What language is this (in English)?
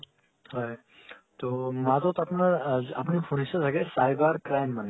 Assamese